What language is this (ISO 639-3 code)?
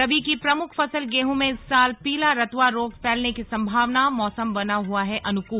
hin